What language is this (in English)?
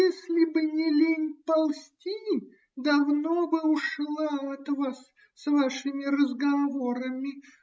Russian